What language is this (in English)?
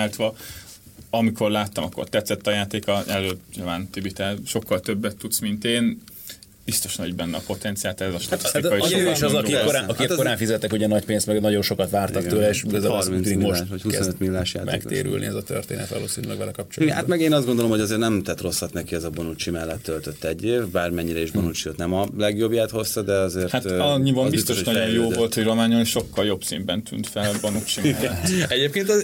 Hungarian